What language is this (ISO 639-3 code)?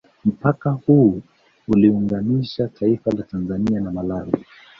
swa